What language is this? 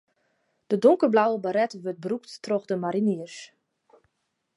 Western Frisian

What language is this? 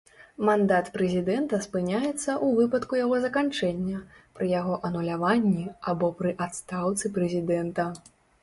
Belarusian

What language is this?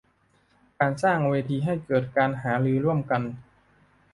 Thai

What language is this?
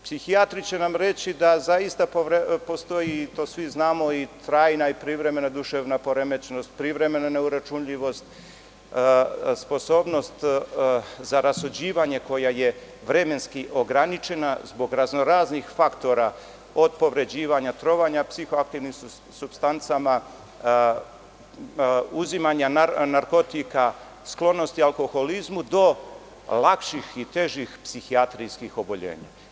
Serbian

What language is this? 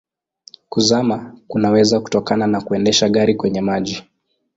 Swahili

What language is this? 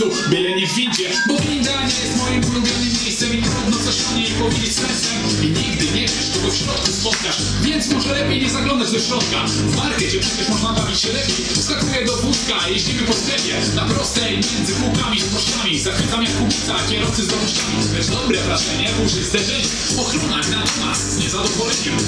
Polish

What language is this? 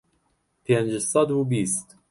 Central Kurdish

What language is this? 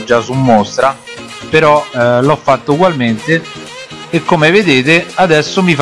Italian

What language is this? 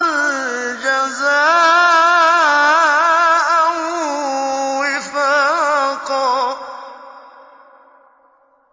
Arabic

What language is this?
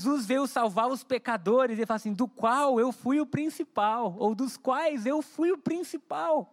Portuguese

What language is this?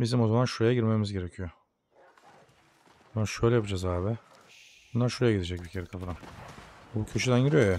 Turkish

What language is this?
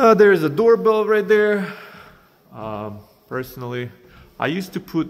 English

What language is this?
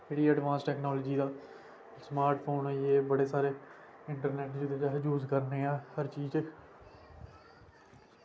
Dogri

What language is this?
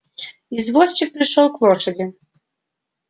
Russian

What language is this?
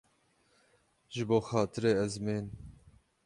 Kurdish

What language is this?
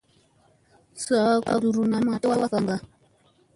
Musey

